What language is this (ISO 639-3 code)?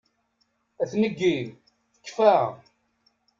kab